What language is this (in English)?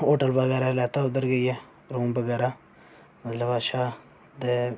Dogri